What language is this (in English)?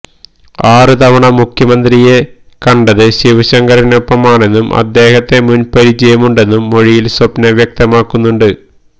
Malayalam